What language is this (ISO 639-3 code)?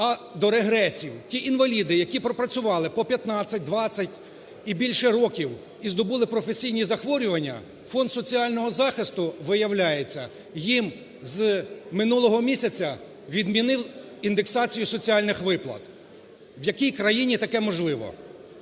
ukr